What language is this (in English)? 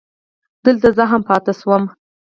Pashto